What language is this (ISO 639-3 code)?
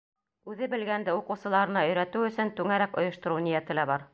bak